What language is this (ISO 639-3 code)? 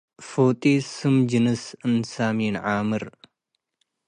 tig